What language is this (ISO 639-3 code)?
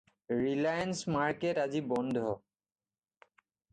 asm